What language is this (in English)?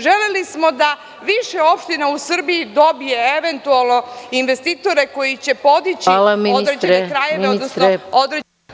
Serbian